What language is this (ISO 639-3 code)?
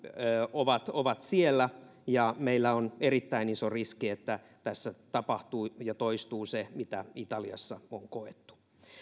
fin